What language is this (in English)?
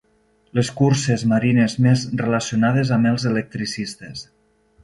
Catalan